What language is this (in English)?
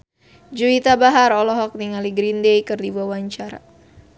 Sundanese